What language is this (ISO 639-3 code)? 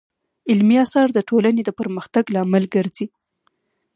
pus